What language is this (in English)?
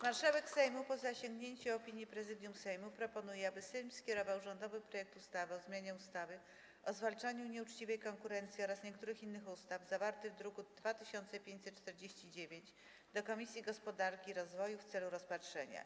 Polish